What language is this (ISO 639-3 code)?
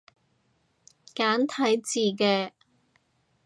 yue